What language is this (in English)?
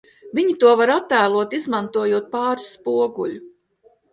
Latvian